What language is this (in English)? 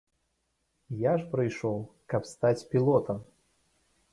Belarusian